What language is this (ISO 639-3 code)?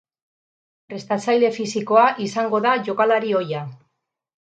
eus